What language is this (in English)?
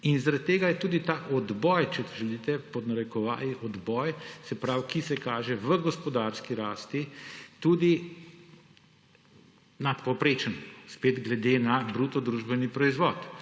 Slovenian